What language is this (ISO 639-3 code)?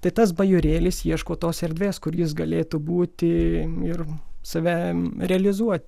lit